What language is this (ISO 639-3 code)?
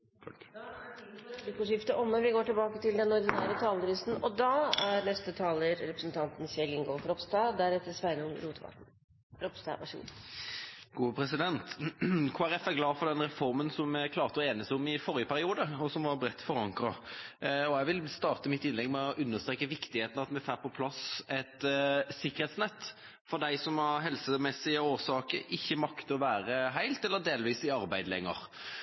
nor